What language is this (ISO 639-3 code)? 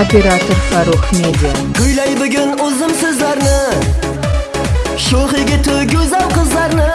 tur